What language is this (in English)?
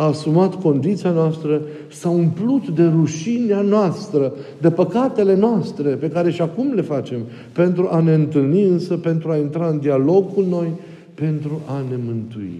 Romanian